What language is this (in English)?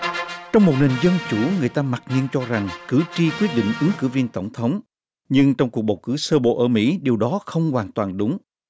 Vietnamese